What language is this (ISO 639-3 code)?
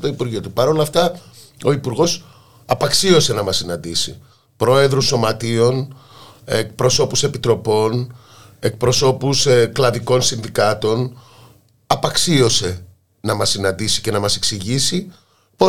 ell